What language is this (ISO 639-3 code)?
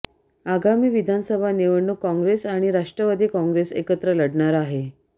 mar